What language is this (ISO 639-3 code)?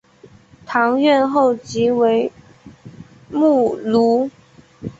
zho